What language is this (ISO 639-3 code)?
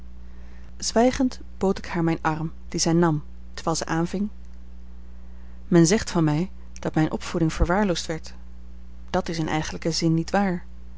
nld